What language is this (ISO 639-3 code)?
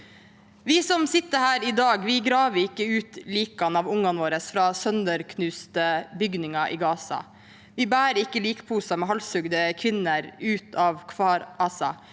nor